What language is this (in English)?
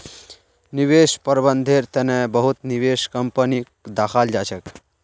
Magahi